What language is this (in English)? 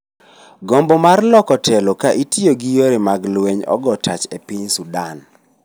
Luo (Kenya and Tanzania)